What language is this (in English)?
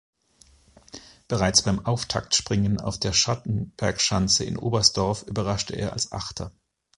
German